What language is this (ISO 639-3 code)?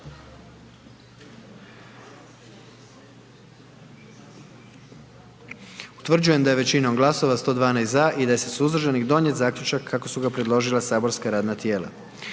hrv